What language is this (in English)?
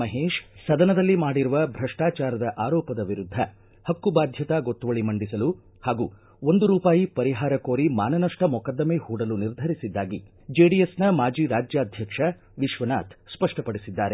Kannada